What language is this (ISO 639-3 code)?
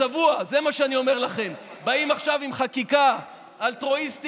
heb